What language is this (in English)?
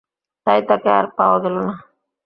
Bangla